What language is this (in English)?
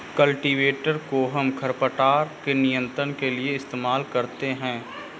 Hindi